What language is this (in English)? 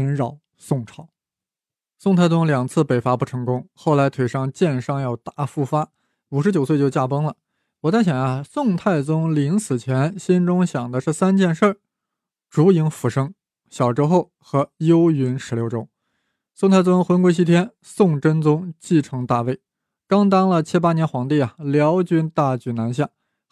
Chinese